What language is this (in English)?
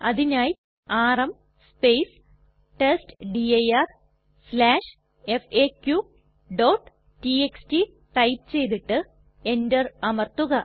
Malayalam